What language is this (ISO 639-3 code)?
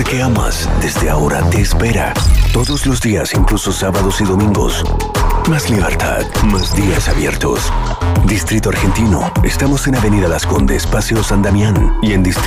spa